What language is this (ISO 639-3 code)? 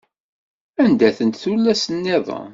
kab